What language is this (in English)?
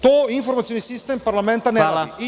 Serbian